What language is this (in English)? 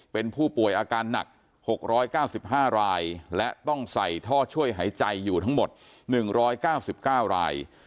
Thai